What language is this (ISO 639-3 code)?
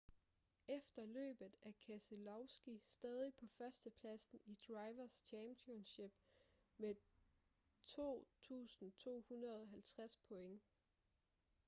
dan